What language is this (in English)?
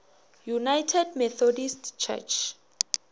Northern Sotho